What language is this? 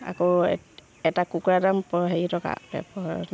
Assamese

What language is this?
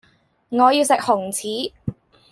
Cantonese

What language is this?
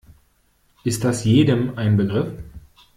German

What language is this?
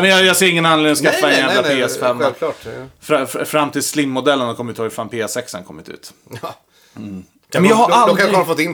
Swedish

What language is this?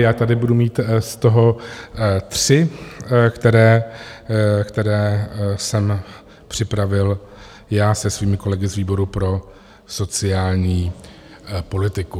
Czech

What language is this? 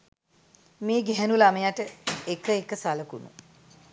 Sinhala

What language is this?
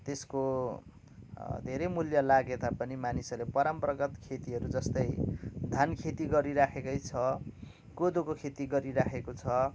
Nepali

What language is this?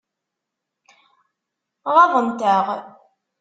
Kabyle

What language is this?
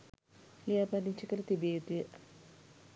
Sinhala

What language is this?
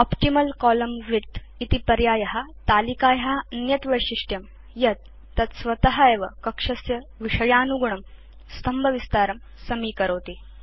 Sanskrit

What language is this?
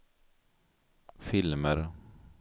Swedish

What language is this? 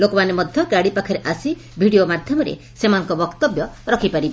Odia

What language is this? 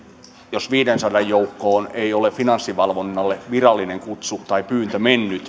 Finnish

